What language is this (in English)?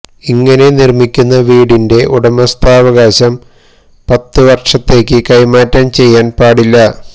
Malayalam